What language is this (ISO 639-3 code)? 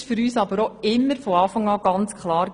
gsw